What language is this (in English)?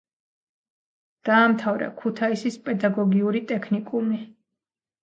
Georgian